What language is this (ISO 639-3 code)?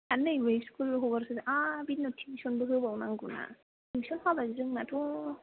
brx